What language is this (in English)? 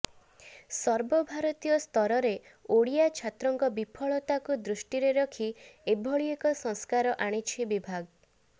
Odia